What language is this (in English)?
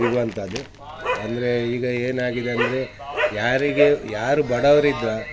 Kannada